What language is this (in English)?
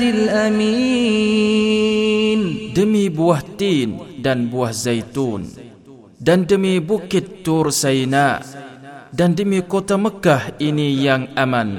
Malay